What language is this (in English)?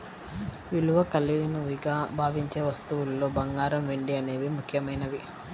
Telugu